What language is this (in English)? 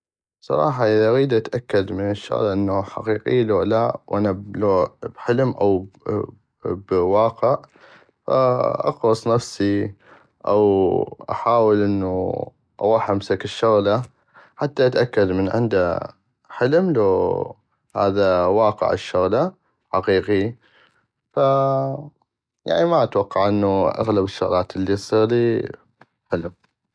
North Mesopotamian Arabic